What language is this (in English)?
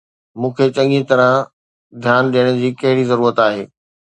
Sindhi